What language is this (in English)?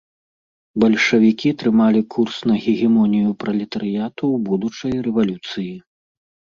Belarusian